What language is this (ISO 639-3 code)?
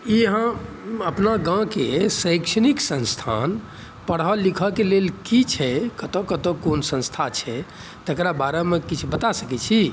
mai